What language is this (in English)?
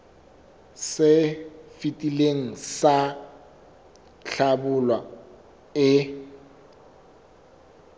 Southern Sotho